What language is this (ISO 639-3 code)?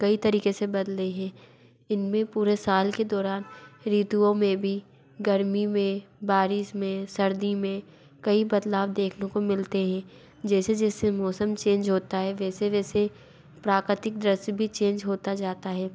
hin